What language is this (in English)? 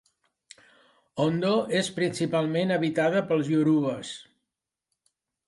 Catalan